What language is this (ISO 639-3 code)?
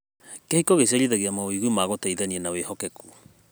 kik